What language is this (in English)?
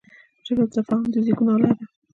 Pashto